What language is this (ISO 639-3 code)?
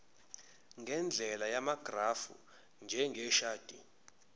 zul